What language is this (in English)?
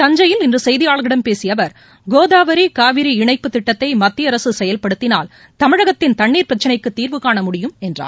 Tamil